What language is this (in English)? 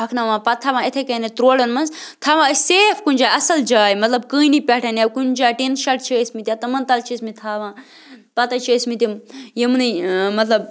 Kashmiri